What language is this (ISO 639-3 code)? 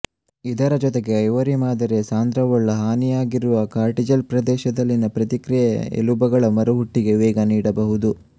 kan